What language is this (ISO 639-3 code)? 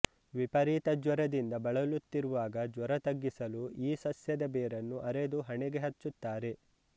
kan